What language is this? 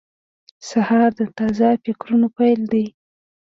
Pashto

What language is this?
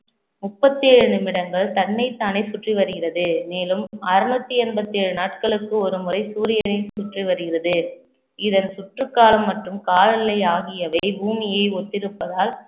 Tamil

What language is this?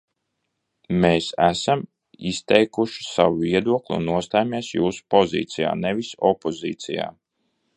Latvian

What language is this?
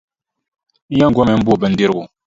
Dagbani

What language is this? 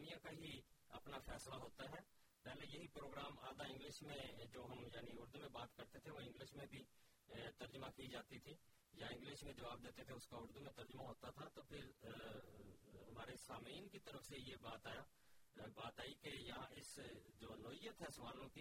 Urdu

